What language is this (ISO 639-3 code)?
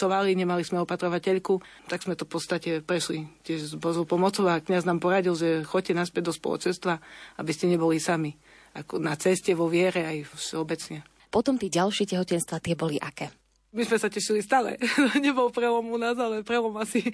slk